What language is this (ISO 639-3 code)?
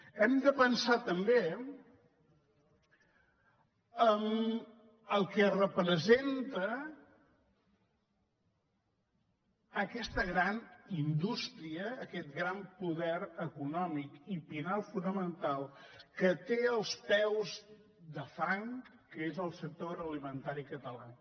cat